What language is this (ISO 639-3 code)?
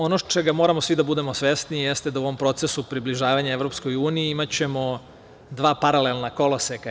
srp